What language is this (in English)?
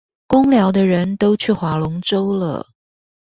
Chinese